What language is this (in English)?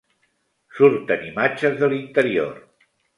Catalan